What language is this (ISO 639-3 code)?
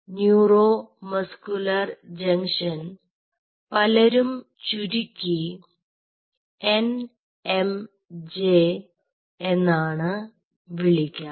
mal